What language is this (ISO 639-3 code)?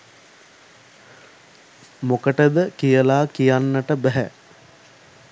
sin